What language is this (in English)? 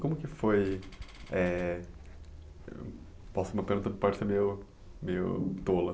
Portuguese